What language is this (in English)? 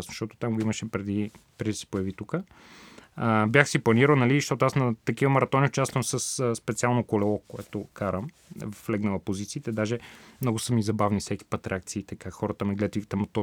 Bulgarian